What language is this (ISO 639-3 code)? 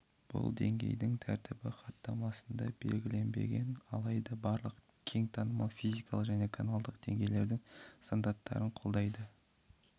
kaz